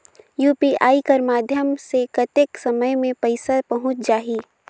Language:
Chhattisgarhi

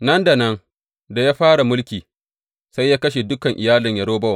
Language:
Hausa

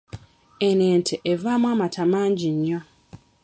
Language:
Ganda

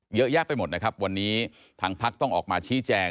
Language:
Thai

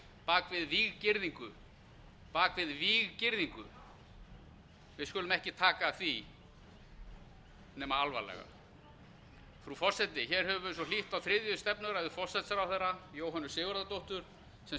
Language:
Icelandic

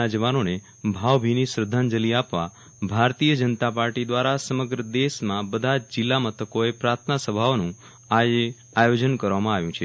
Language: Gujarati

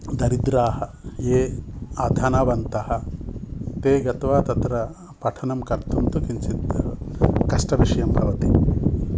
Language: Sanskrit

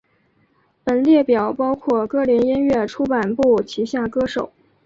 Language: Chinese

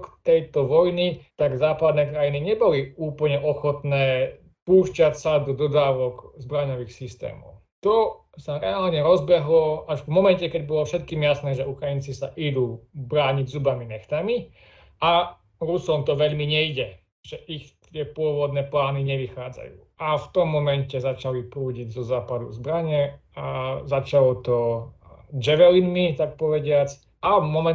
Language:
Slovak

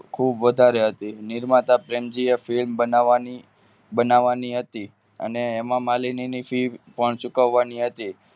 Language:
Gujarati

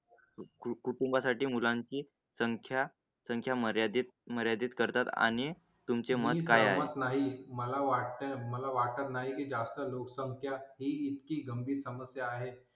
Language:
Marathi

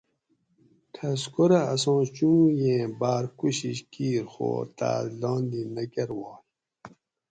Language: Gawri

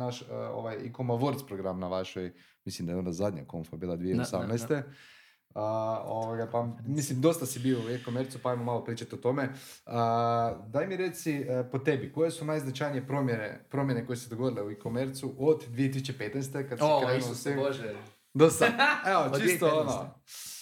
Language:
Croatian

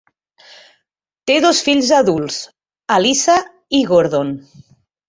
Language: Catalan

